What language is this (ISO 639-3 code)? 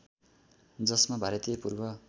nep